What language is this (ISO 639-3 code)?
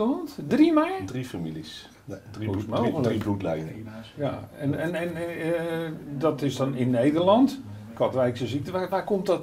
nld